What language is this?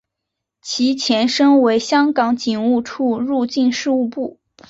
Chinese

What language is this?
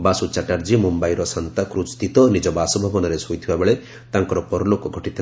Odia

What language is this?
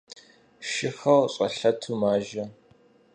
Kabardian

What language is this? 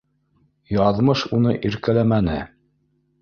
Bashkir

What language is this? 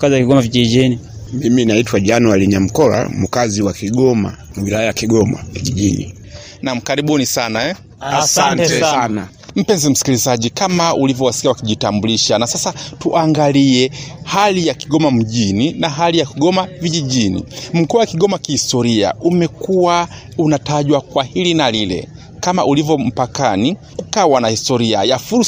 Swahili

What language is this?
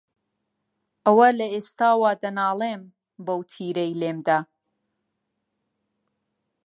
Central Kurdish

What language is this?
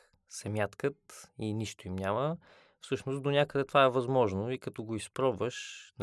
Bulgarian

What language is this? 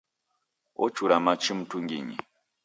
Taita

